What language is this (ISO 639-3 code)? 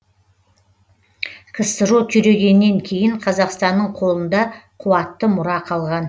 kaz